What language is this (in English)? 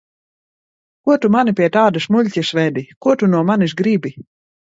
Latvian